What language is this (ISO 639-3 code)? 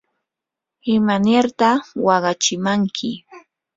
qur